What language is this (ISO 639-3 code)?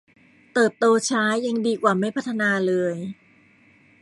tha